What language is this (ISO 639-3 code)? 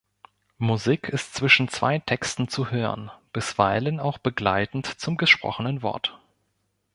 deu